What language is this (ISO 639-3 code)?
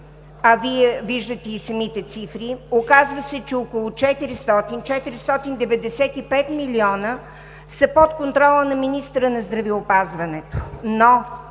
bul